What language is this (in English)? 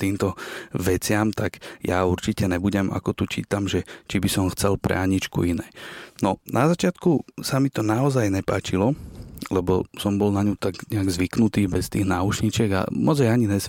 Slovak